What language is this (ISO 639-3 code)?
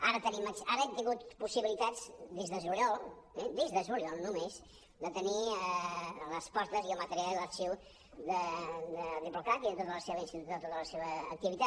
cat